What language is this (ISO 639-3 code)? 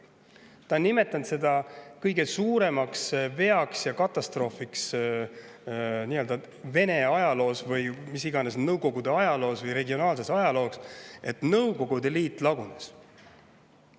est